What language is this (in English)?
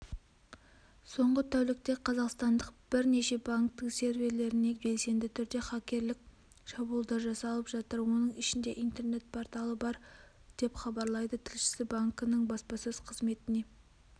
Kazakh